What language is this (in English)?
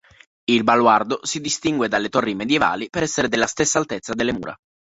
Italian